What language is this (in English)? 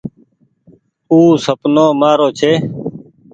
Goaria